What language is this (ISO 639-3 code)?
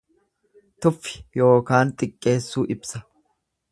orm